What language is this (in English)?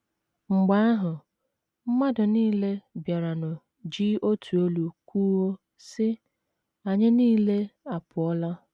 Igbo